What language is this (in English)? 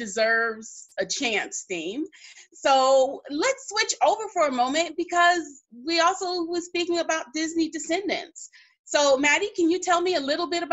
English